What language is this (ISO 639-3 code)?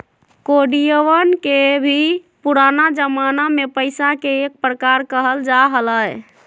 mag